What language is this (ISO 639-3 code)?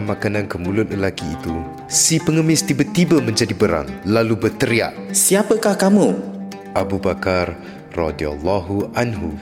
msa